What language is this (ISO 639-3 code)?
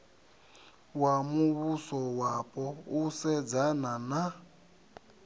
ven